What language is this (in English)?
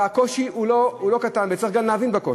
Hebrew